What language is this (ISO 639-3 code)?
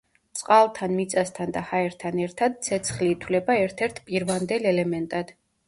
kat